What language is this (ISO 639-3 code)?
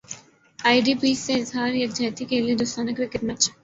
urd